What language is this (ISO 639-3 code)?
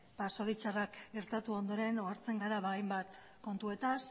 eus